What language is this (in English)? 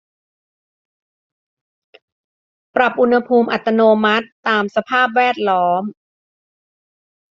Thai